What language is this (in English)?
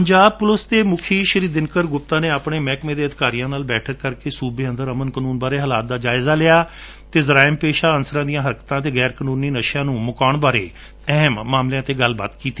Punjabi